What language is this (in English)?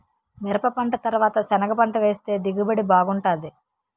Telugu